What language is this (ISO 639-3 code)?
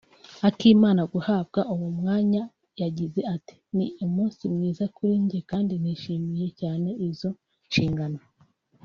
kin